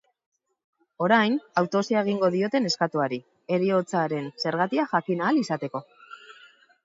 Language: Basque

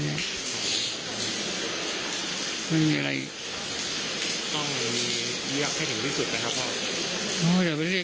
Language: Thai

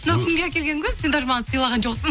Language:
Kazakh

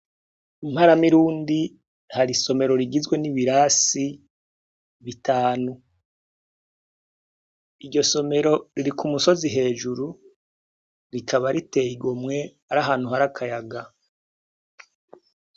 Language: Rundi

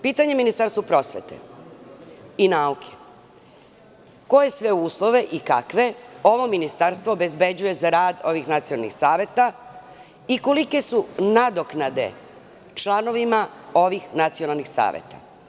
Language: Serbian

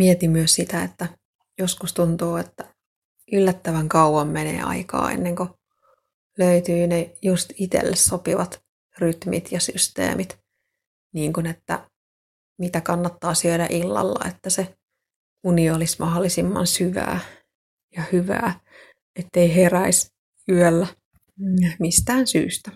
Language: Finnish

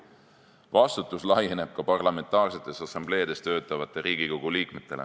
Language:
Estonian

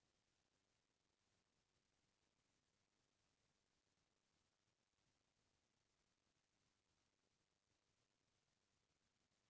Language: Chhattisgarhi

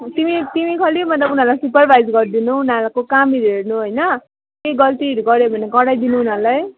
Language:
Nepali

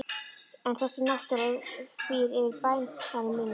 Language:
Icelandic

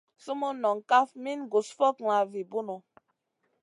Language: Masana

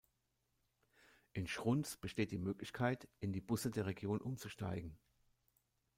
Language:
German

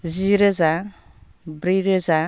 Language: Bodo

